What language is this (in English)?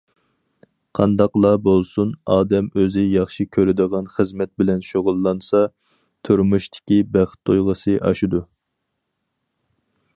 Uyghur